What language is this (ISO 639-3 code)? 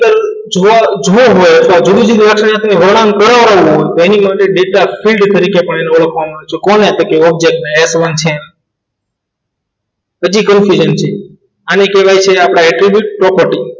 guj